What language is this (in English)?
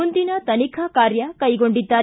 Kannada